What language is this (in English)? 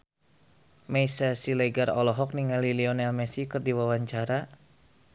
Sundanese